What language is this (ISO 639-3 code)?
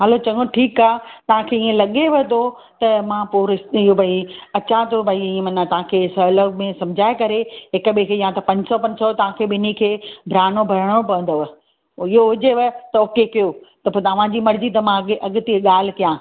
snd